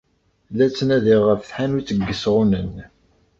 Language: Kabyle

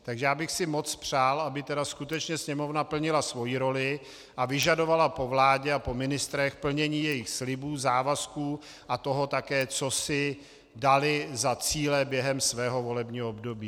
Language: Czech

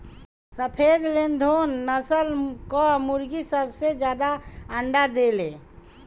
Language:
Bhojpuri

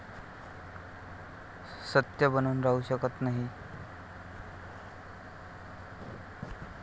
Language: Marathi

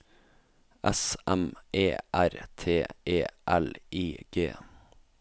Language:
Norwegian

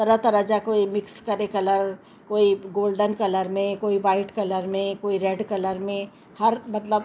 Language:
Sindhi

